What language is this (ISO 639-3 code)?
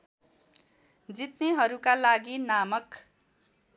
nep